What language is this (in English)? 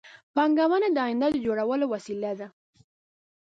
Pashto